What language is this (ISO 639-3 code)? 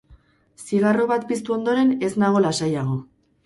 eus